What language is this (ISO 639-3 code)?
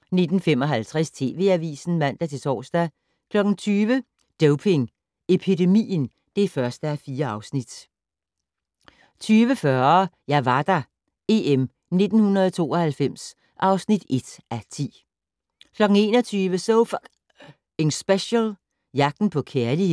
dan